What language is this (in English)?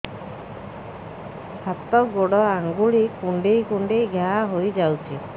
Odia